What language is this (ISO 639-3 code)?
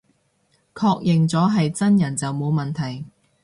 yue